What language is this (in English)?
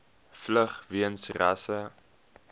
Afrikaans